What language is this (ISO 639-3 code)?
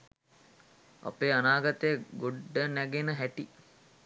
sin